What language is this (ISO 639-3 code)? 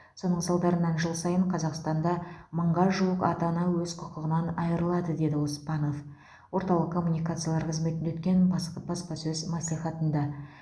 kaz